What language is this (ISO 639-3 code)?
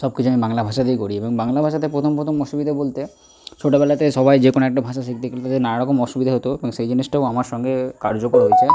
ben